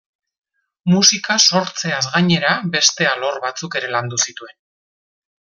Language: Basque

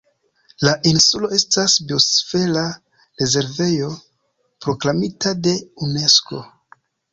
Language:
Esperanto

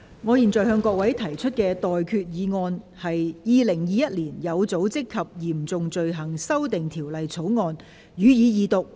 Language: Cantonese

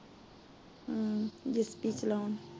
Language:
Punjabi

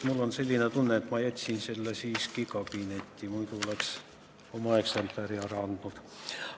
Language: Estonian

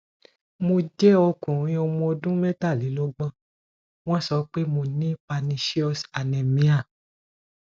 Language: Yoruba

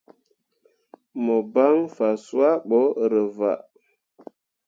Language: Mundang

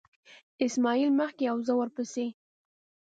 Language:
Pashto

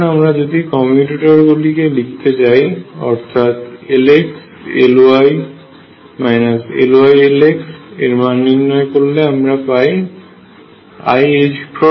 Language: Bangla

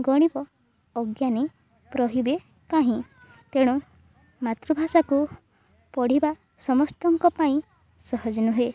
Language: Odia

